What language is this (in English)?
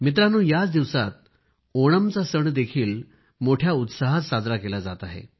Marathi